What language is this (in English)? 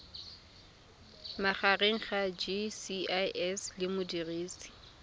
Tswana